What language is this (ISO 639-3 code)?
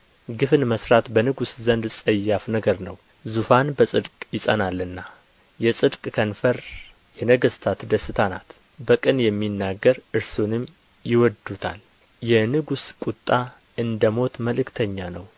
amh